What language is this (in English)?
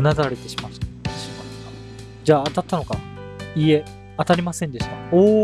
Japanese